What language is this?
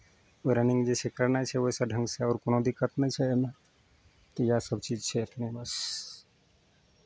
Maithili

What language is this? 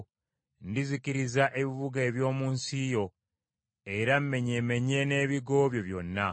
Ganda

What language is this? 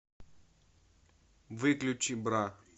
Russian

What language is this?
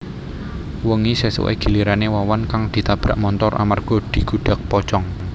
Javanese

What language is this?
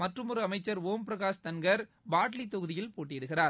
Tamil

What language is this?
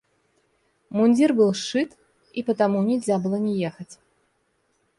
Russian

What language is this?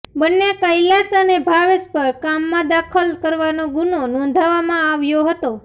Gujarati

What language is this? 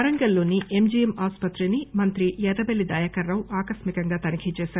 Telugu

